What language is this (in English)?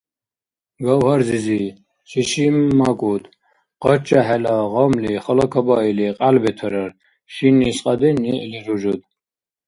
Dargwa